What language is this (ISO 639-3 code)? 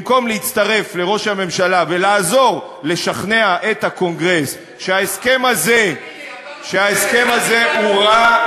heb